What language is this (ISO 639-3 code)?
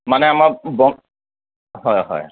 asm